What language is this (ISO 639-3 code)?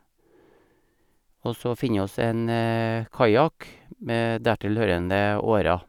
nor